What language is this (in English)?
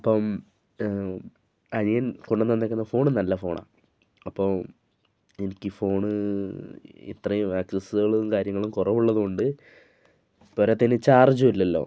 Malayalam